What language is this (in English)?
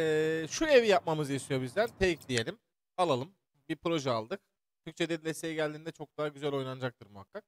Turkish